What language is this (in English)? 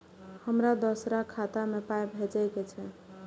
Maithili